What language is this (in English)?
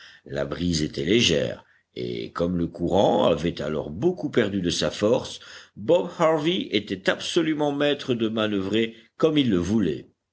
French